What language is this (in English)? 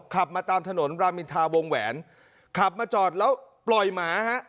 Thai